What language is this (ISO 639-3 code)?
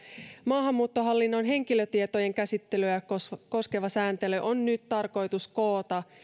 fin